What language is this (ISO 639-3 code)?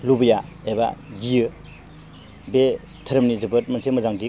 brx